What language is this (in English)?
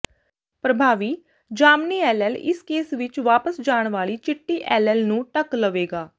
Punjabi